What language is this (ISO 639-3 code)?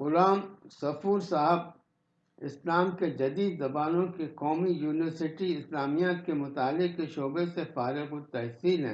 urd